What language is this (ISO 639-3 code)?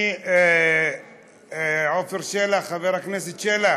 heb